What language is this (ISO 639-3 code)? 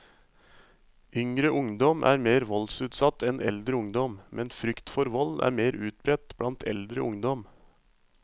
nor